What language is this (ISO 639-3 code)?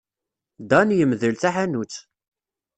kab